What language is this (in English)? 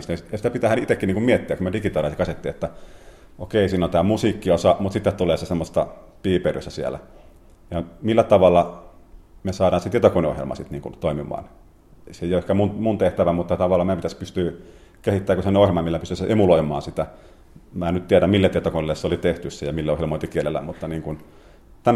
Finnish